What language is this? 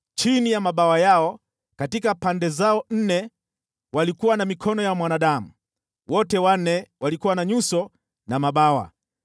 Swahili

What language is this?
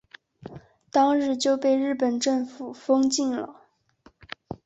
Chinese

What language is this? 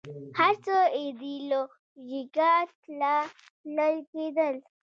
Pashto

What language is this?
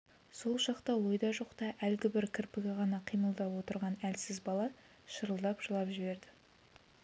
Kazakh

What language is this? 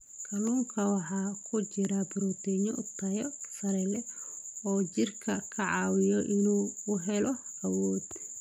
Somali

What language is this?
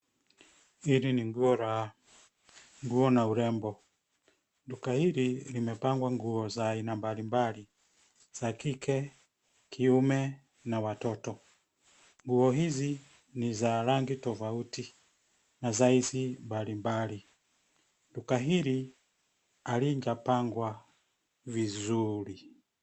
Swahili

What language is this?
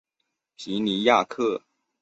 Chinese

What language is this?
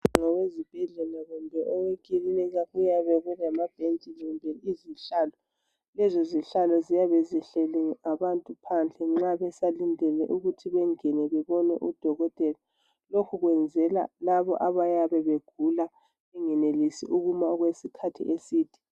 North Ndebele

